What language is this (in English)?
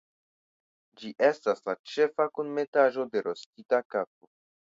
Esperanto